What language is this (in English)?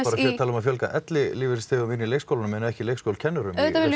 Icelandic